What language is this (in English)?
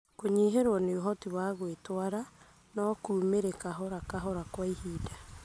Kikuyu